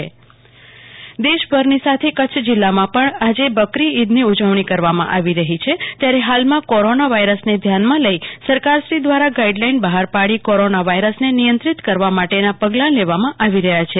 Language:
Gujarati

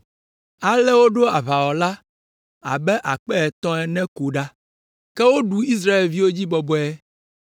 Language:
Ewe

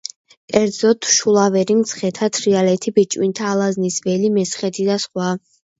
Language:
Georgian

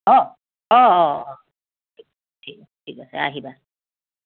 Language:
Assamese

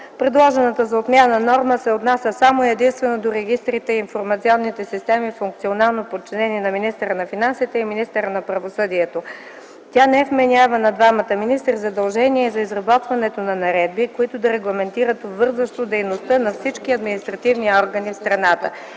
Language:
Bulgarian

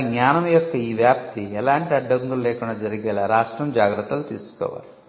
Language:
Telugu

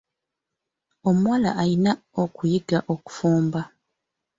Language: Ganda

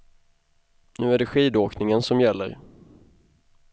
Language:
Swedish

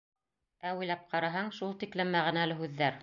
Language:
Bashkir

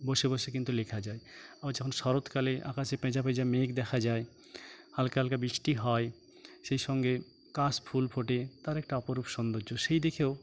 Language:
Bangla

